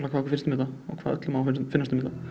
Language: Icelandic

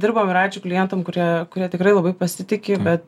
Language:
Lithuanian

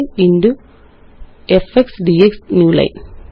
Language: Malayalam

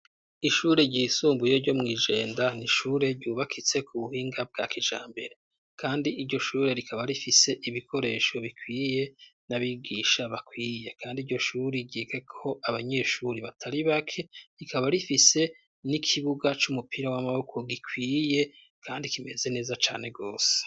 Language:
Rundi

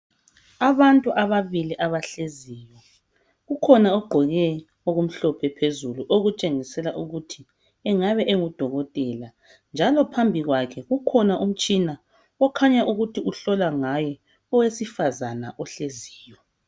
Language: North Ndebele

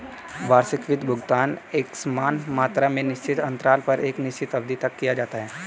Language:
Hindi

